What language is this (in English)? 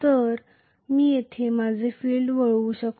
Marathi